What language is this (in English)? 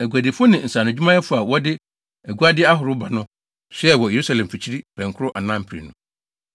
Akan